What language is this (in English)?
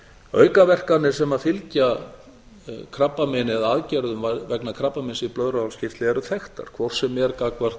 Icelandic